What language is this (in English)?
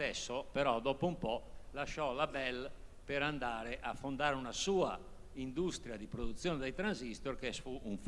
Italian